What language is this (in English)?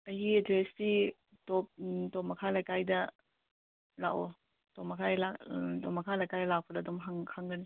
Manipuri